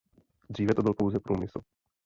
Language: Czech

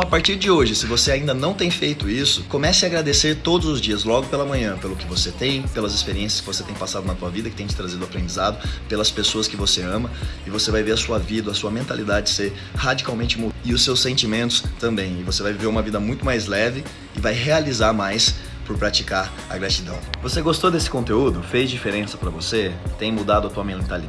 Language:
Portuguese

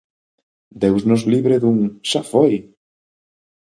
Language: Galician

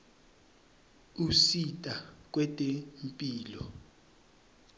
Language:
Swati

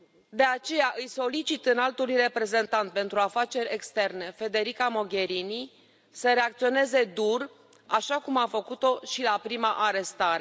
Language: Romanian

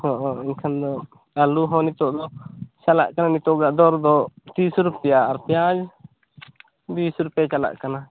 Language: Santali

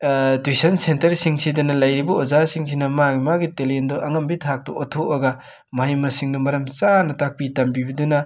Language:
Manipuri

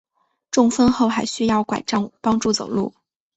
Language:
Chinese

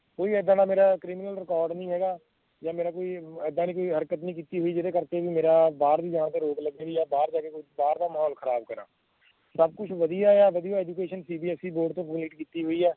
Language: Punjabi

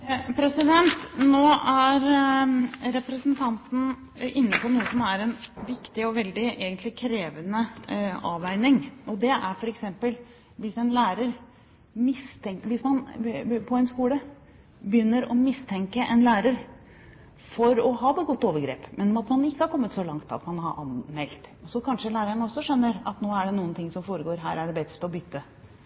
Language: Norwegian Bokmål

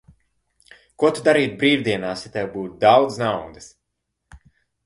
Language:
Latvian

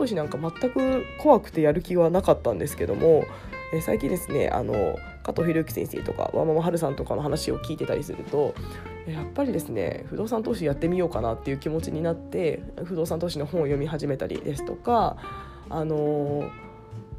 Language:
Japanese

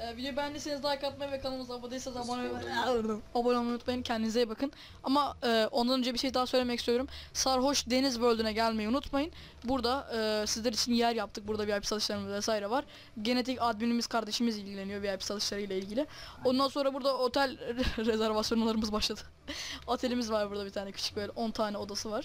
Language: Turkish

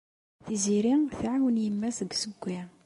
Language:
Kabyle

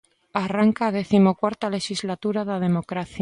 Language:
Galician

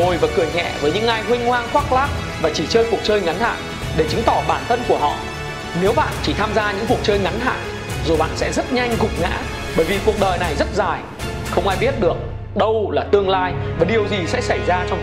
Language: Vietnamese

